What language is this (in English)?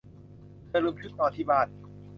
Thai